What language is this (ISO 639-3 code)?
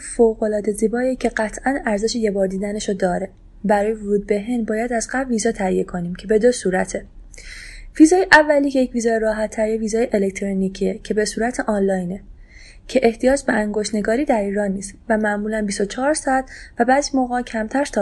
fas